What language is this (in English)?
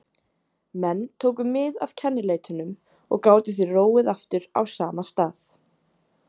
Icelandic